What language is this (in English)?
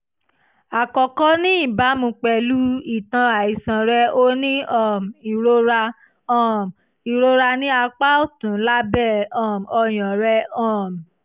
Yoruba